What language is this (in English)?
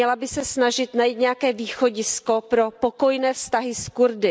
Czech